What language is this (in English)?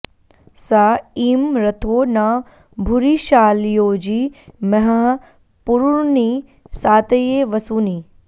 Sanskrit